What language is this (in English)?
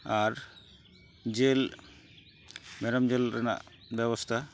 Santali